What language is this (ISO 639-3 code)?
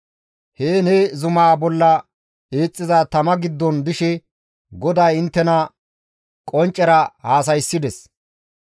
gmv